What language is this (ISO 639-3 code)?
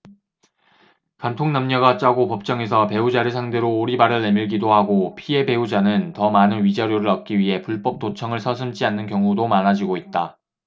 kor